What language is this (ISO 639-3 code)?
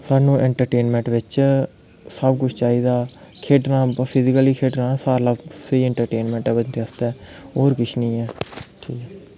doi